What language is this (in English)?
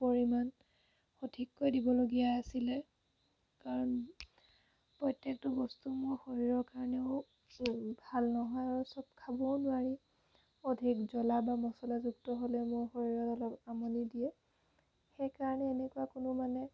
Assamese